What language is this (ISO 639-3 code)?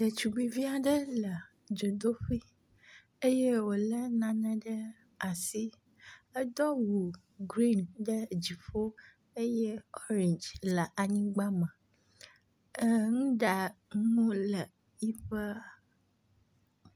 ewe